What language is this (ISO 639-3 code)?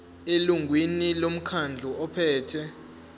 zul